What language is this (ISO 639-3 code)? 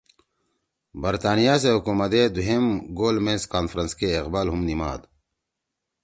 trw